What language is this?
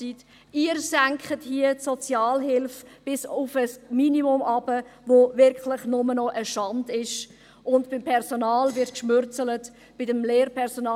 Swiss German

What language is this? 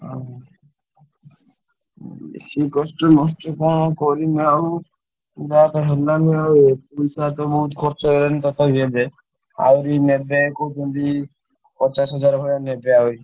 Odia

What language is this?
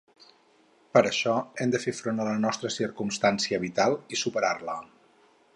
Catalan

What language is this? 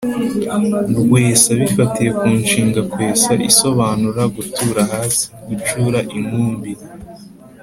Kinyarwanda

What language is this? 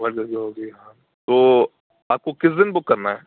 Urdu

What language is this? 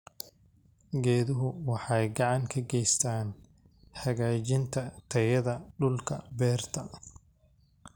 Somali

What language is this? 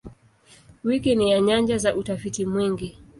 Swahili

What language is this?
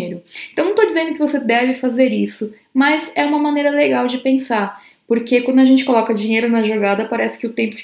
Portuguese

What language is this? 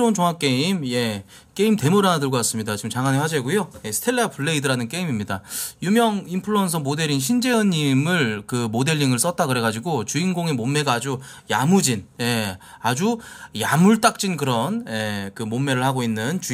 Korean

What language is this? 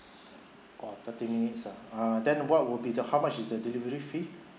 English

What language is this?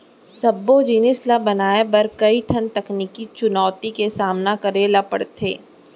Chhattisgarhi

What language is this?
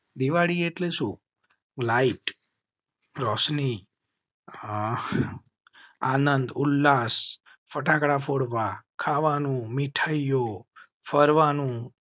Gujarati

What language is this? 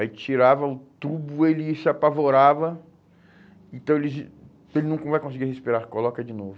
Portuguese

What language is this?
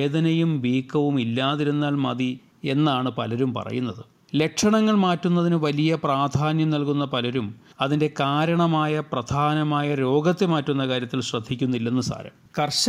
Malayalam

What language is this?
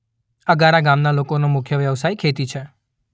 Gujarati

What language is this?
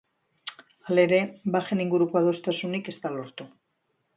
Basque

